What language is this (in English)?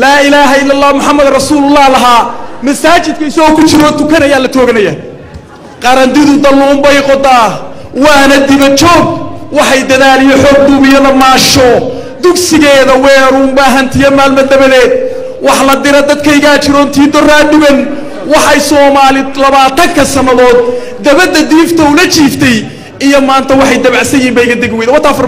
Arabic